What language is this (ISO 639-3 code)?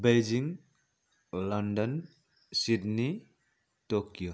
nep